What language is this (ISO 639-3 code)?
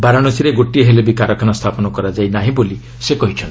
ori